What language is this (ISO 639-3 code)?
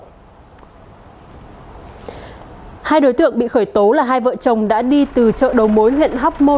vie